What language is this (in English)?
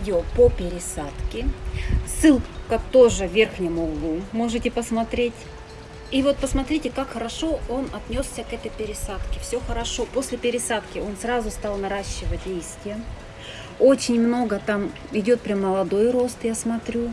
Russian